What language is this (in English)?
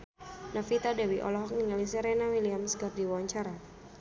Sundanese